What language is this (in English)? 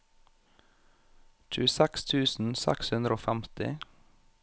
Norwegian